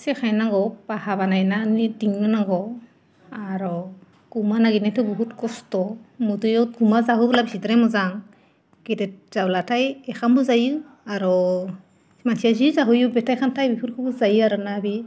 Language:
Bodo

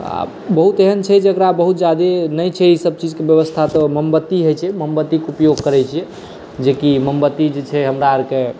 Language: Maithili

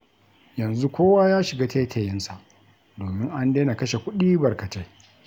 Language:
Hausa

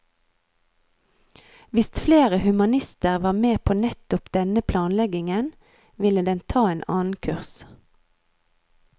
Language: Norwegian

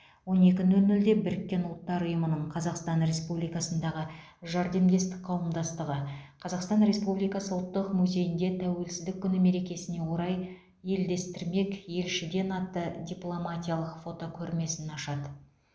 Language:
Kazakh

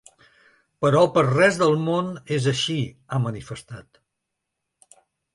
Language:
Catalan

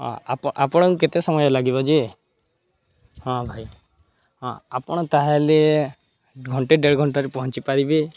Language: Odia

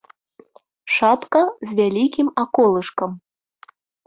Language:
Belarusian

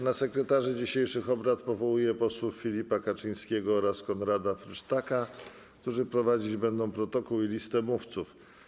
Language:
Polish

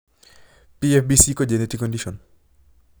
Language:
Kalenjin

